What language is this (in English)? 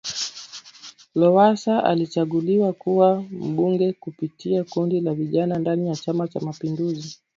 Swahili